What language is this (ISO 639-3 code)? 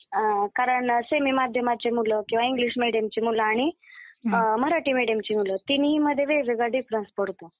mar